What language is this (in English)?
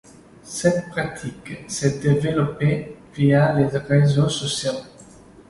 French